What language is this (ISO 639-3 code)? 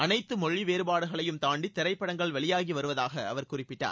tam